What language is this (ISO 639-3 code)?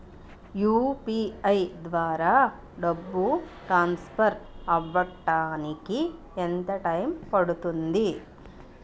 tel